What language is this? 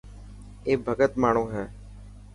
Dhatki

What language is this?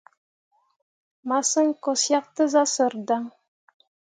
Mundang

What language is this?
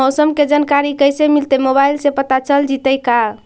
Magahi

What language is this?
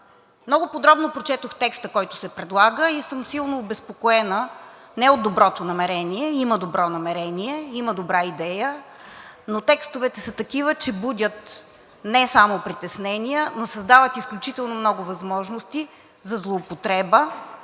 Bulgarian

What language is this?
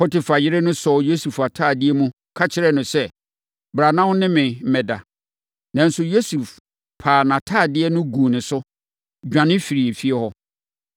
Akan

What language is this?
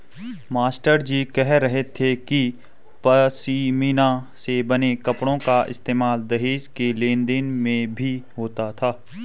Hindi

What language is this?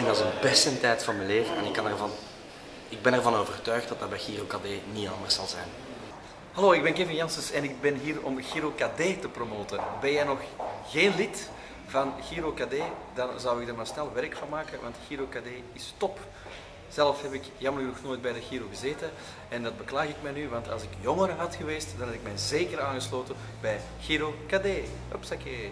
Dutch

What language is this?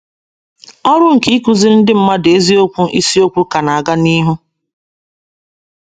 Igbo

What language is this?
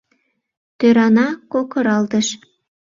Mari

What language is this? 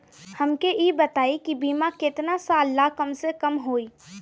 Bhojpuri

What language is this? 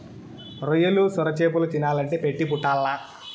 Telugu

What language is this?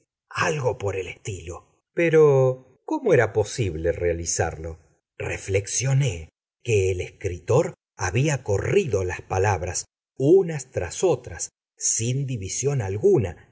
Spanish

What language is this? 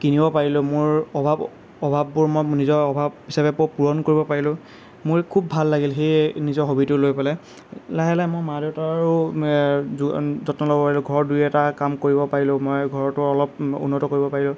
Assamese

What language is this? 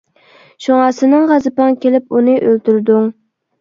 Uyghur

